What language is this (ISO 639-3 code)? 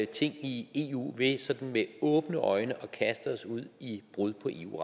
dan